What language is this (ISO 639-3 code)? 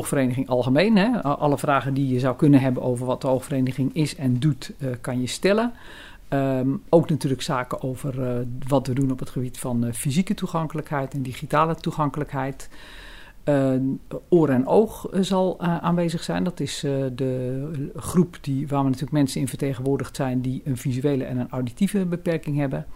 nld